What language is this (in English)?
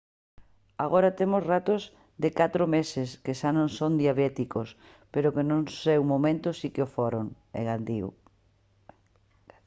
Galician